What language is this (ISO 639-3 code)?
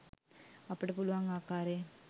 sin